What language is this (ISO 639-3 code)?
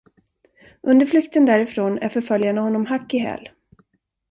swe